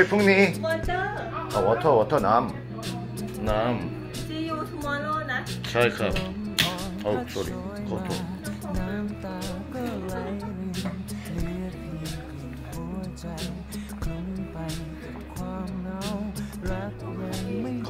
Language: Korean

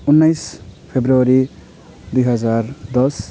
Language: Nepali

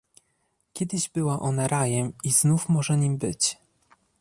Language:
Polish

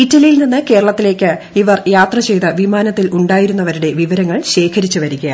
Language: Malayalam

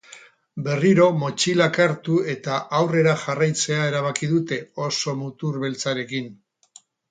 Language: Basque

